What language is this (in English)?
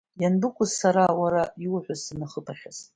Abkhazian